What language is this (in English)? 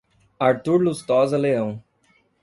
Portuguese